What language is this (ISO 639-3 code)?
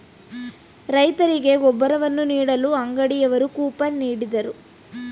kan